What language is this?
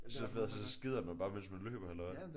Danish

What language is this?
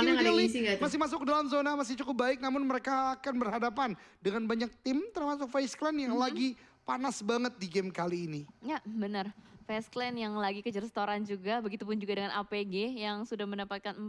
Indonesian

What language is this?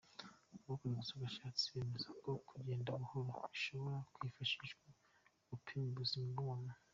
Kinyarwanda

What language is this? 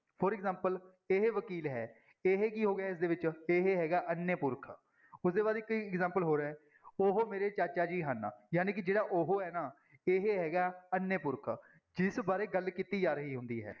Punjabi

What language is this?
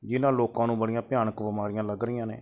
Punjabi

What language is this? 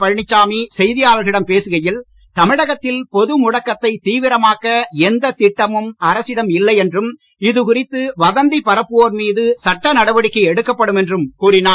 Tamil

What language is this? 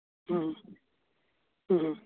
Santali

